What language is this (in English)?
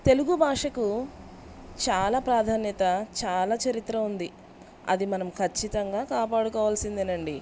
Telugu